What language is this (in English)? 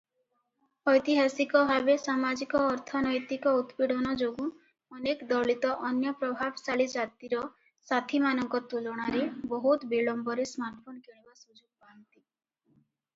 Odia